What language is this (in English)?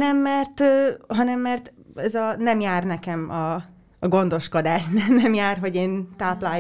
Hungarian